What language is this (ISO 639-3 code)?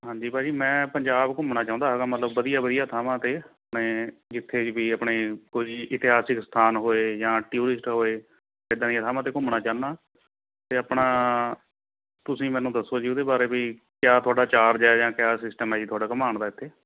pan